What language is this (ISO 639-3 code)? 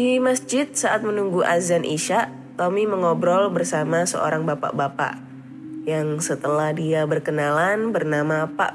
ind